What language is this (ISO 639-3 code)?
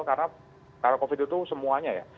ind